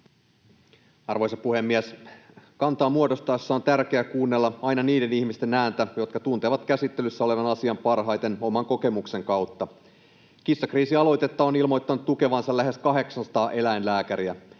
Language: Finnish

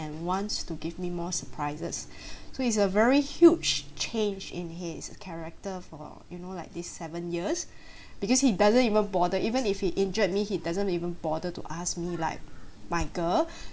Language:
English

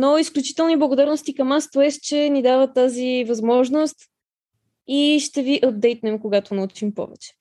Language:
Bulgarian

